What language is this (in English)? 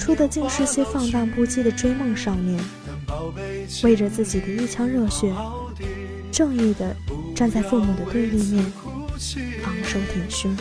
Chinese